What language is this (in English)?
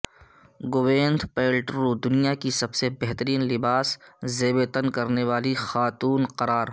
Urdu